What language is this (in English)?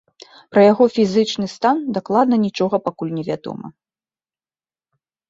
Belarusian